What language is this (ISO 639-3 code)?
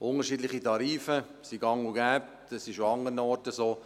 gsw